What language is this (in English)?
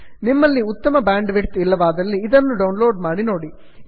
Kannada